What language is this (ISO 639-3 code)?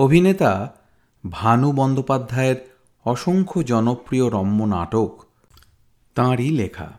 ben